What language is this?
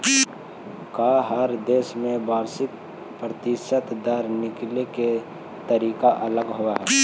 Magahi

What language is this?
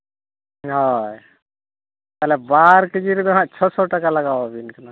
Santali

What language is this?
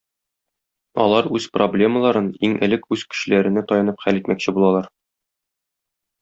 Tatar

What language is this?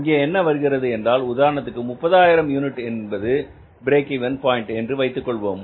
Tamil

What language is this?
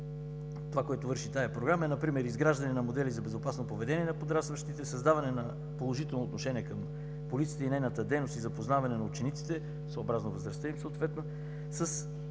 Bulgarian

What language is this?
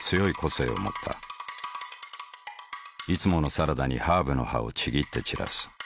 Japanese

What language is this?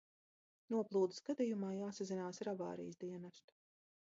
Latvian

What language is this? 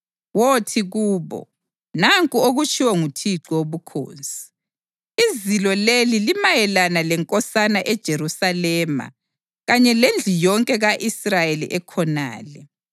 North Ndebele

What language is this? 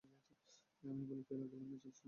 Bangla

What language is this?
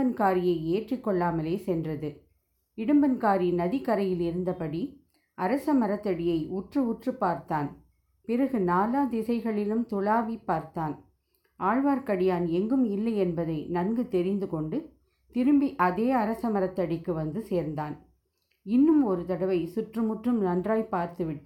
Tamil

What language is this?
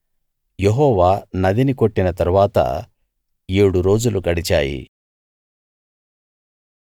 Telugu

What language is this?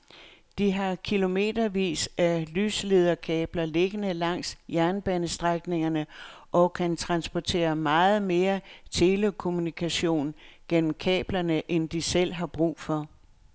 Danish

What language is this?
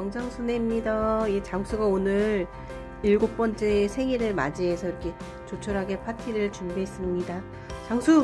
Korean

